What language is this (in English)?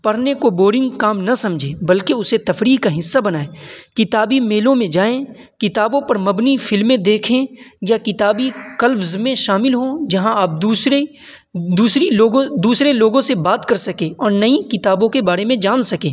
Urdu